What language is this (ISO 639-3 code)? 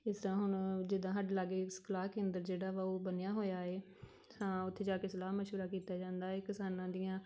pan